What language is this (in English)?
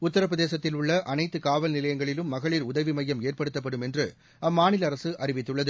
Tamil